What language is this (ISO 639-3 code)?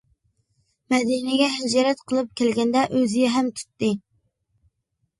uig